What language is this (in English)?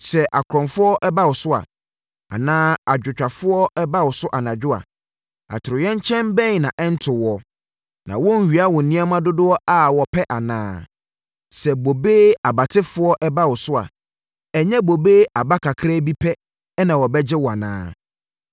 Akan